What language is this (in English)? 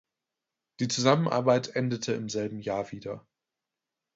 German